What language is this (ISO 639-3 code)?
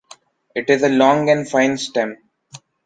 eng